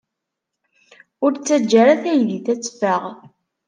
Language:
Kabyle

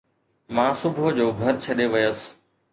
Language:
Sindhi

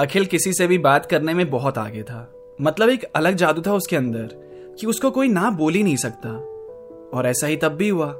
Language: Hindi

